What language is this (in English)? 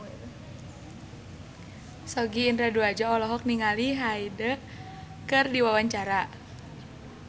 Sundanese